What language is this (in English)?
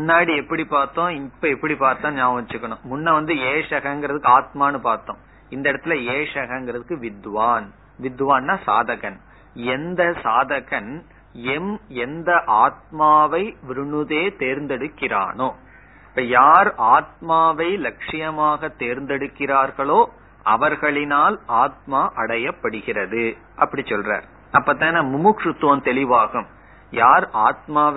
Tamil